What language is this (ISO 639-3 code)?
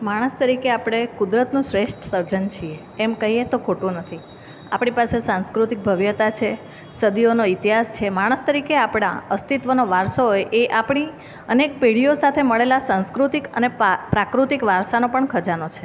guj